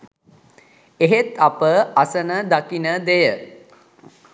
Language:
Sinhala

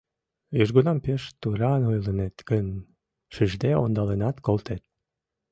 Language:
Mari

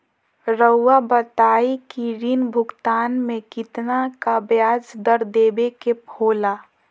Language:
Magahi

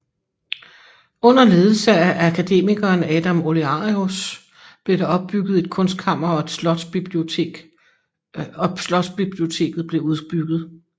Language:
Danish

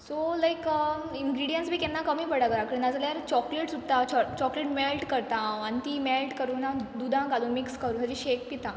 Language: Konkani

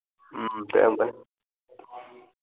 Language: Manipuri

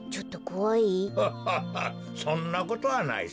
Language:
Japanese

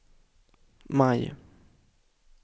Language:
Swedish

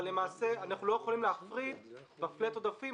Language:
Hebrew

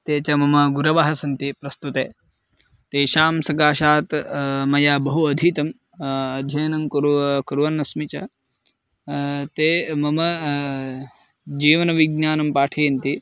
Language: Sanskrit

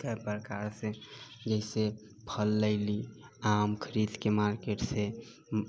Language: Maithili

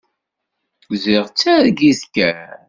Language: Kabyle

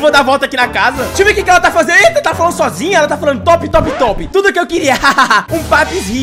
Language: Portuguese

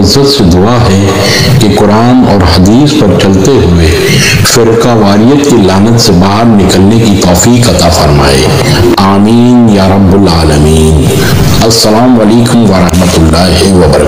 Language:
Arabic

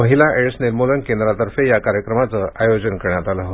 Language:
Marathi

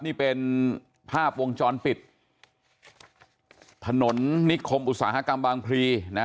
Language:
Thai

